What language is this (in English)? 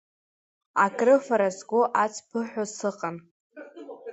Abkhazian